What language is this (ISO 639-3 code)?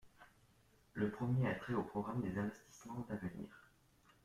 fra